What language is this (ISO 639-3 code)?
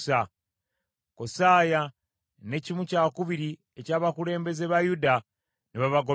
lug